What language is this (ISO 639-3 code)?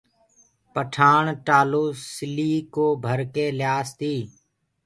ggg